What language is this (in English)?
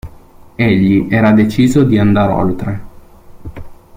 Italian